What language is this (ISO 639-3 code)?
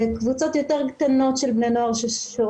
heb